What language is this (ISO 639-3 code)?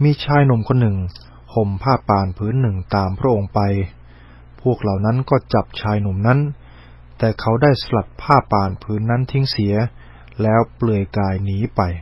tha